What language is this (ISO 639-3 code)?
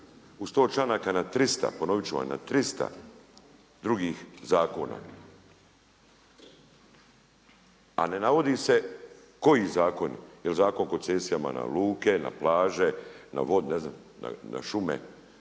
hrv